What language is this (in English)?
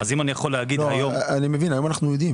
Hebrew